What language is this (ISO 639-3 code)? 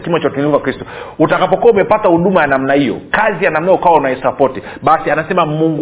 swa